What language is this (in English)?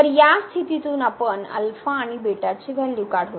Marathi